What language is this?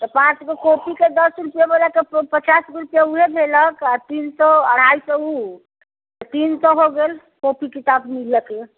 Maithili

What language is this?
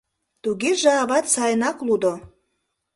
Mari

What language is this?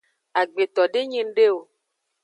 Aja (Benin)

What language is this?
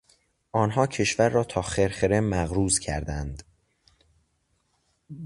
Persian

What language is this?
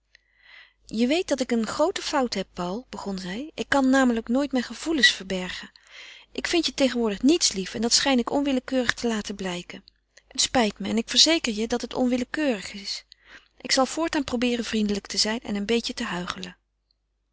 Dutch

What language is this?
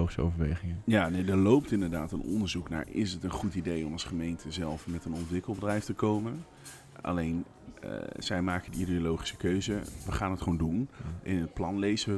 Dutch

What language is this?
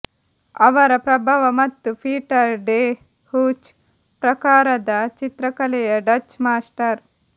Kannada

